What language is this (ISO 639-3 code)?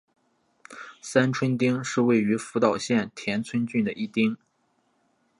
zho